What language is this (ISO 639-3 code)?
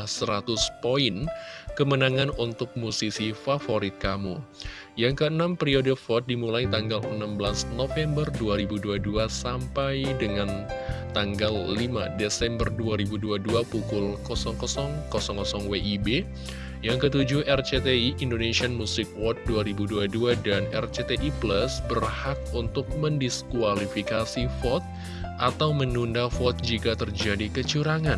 ind